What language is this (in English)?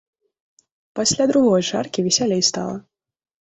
Belarusian